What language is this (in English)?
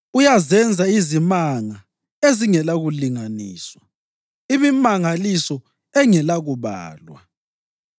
North Ndebele